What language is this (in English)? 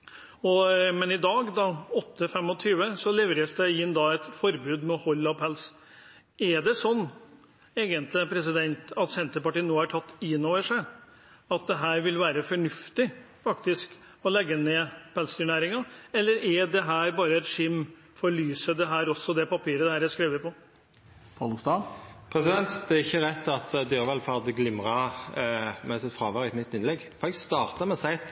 Norwegian